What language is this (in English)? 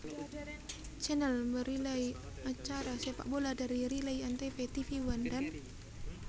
Javanese